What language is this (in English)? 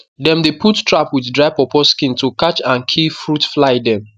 Nigerian Pidgin